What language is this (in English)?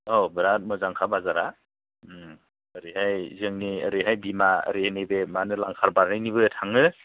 Bodo